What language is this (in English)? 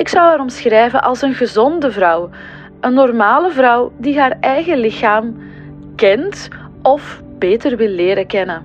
Dutch